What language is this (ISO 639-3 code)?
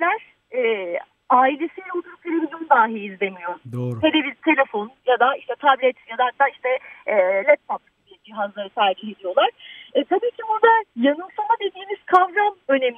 tur